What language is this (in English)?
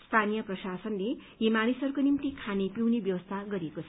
Nepali